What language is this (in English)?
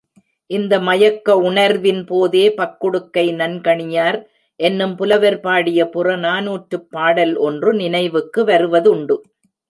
Tamil